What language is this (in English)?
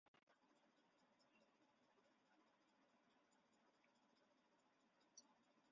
Chinese